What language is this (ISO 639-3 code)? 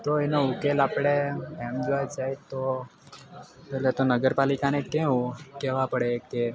guj